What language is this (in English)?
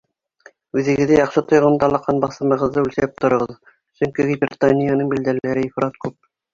Bashkir